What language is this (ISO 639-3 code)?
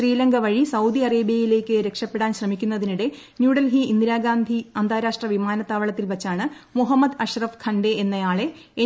mal